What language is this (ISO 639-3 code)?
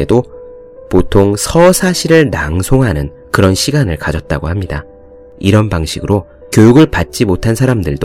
kor